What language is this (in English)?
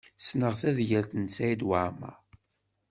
Kabyle